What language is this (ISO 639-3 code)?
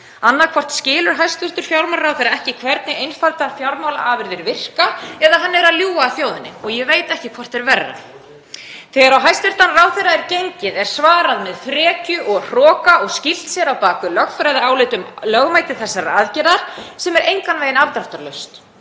isl